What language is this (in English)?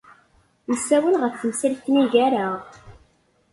Kabyle